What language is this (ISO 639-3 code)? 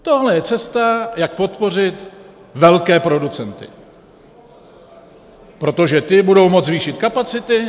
ces